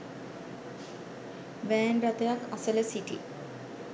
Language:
Sinhala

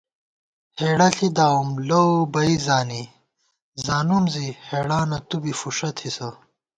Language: Gawar-Bati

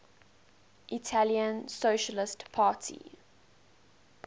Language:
English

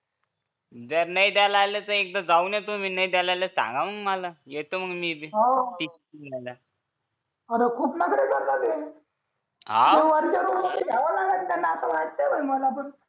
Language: Marathi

